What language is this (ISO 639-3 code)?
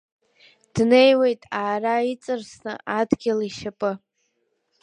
abk